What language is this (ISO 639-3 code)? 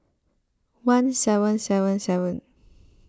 eng